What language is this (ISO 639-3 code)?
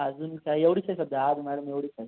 mar